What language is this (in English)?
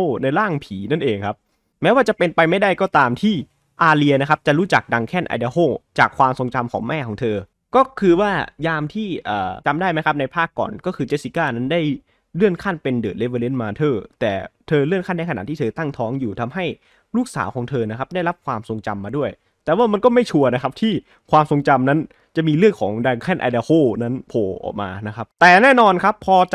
Thai